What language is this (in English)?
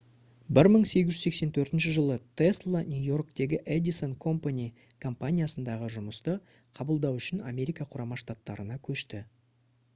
Kazakh